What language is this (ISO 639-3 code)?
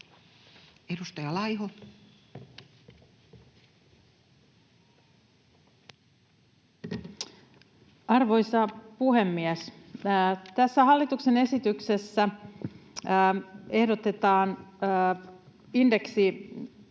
fin